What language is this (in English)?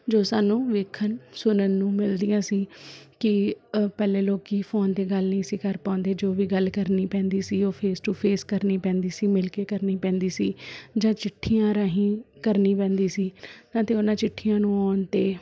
Punjabi